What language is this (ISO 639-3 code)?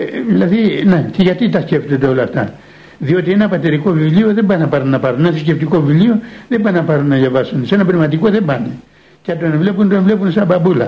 ell